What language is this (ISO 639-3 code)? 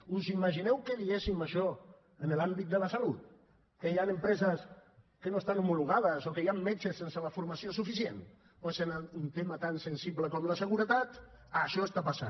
cat